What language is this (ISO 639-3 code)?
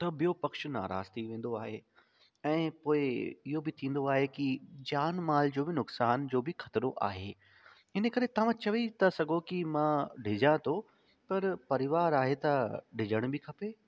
snd